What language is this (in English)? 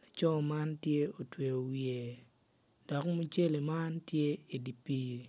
Acoli